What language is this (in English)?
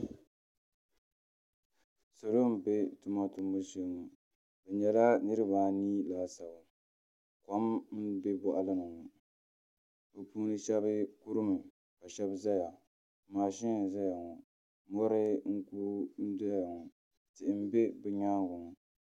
Dagbani